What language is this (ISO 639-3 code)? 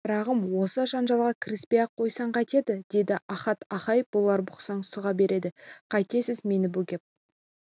kaz